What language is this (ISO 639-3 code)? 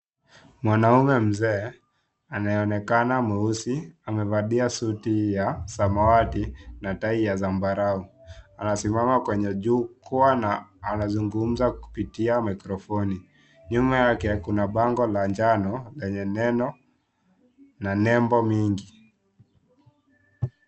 swa